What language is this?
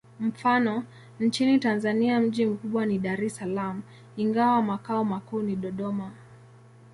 Swahili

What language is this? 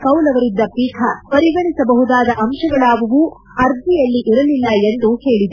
Kannada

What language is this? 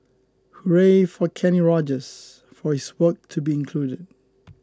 English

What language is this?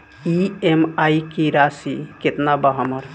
Bhojpuri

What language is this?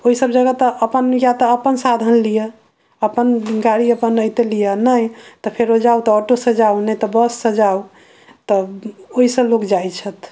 Maithili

